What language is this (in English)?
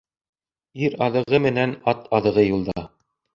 Bashkir